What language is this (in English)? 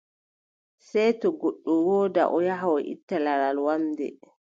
Adamawa Fulfulde